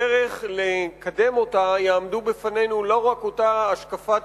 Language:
Hebrew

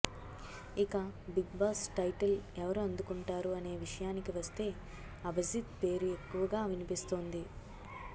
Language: Telugu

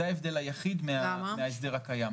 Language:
Hebrew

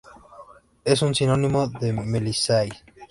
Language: Spanish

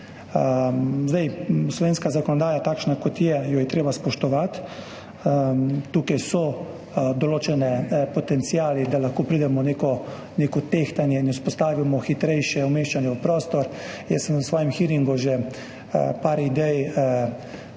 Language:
Slovenian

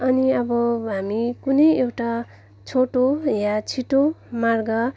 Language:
Nepali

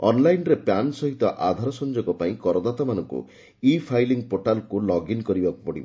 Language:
Odia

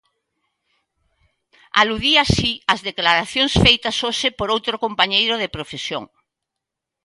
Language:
Galician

